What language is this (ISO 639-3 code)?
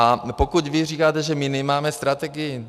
ces